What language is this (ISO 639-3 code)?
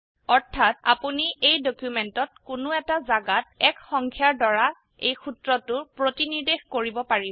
asm